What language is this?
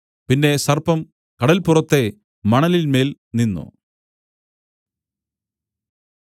Malayalam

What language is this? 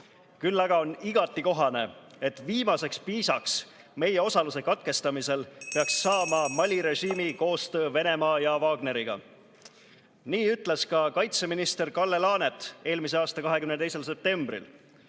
Estonian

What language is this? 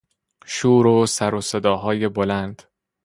Persian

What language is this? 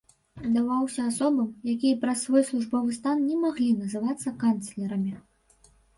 Belarusian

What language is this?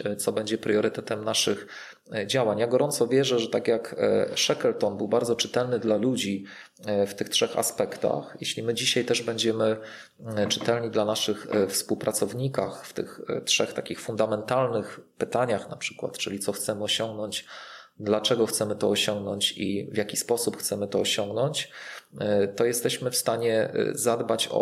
Polish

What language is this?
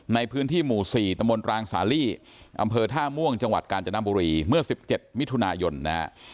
Thai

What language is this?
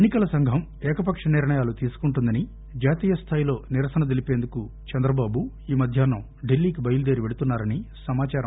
Telugu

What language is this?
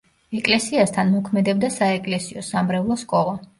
Georgian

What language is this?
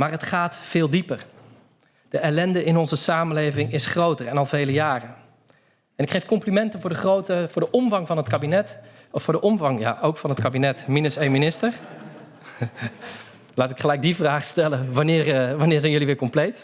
Dutch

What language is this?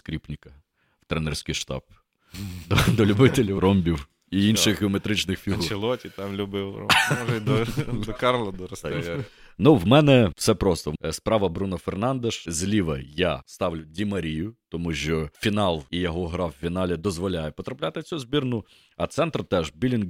Ukrainian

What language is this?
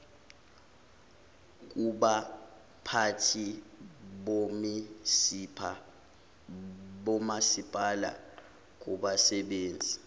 Zulu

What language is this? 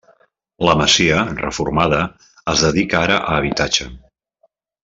Catalan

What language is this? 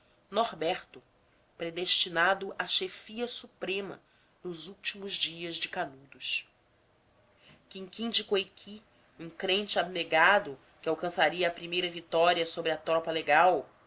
Portuguese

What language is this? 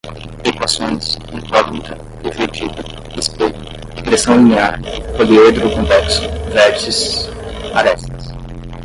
Portuguese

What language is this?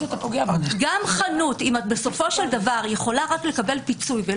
Hebrew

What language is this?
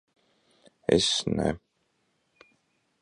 Latvian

